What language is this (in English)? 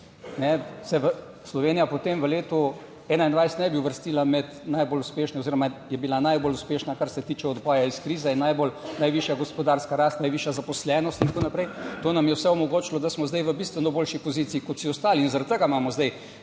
Slovenian